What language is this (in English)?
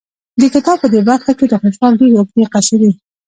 Pashto